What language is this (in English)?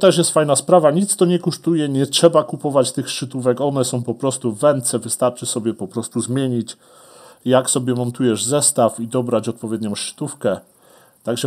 Polish